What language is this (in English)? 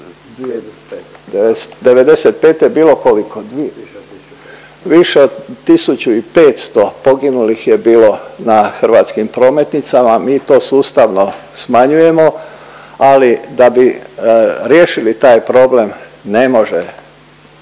Croatian